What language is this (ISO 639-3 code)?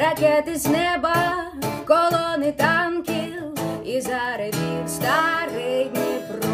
ukr